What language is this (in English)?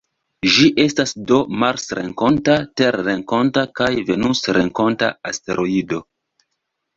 Esperanto